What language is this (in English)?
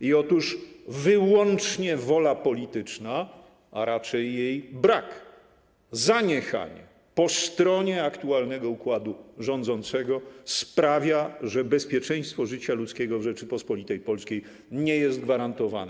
Polish